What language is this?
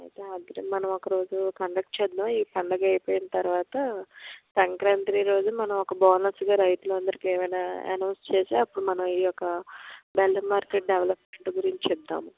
Telugu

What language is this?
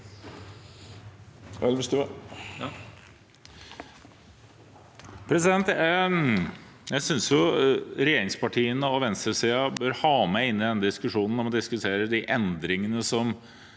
Norwegian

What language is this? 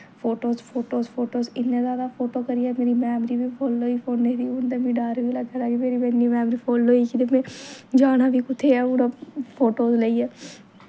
Dogri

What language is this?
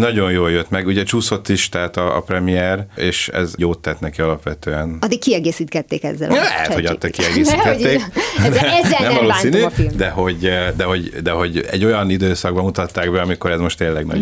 Hungarian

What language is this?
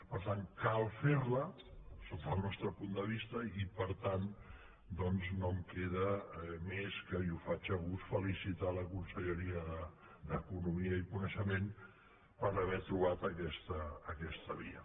Catalan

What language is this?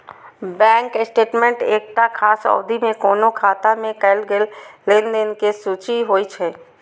Maithili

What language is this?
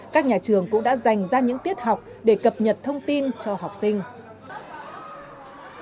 Vietnamese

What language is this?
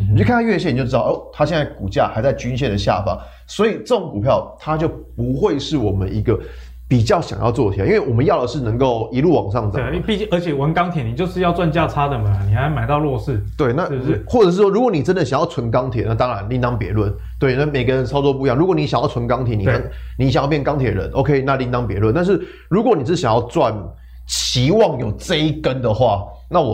Chinese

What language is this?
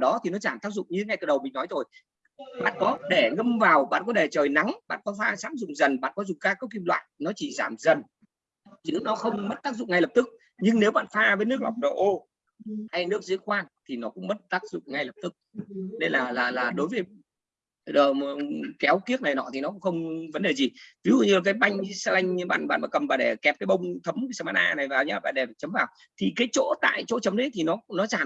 Vietnamese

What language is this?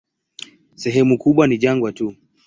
Swahili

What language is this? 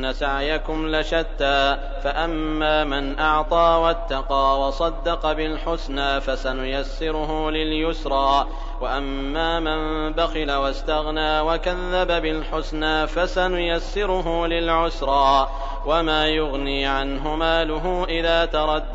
Arabic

